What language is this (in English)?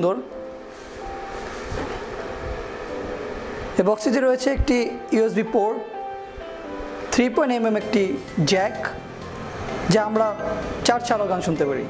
French